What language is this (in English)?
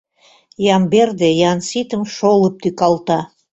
Mari